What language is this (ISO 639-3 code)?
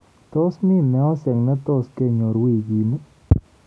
kln